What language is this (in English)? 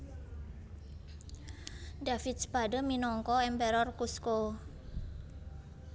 Javanese